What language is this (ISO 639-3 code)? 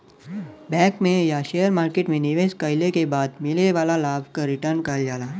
bho